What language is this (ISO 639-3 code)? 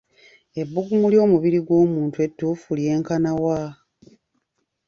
lug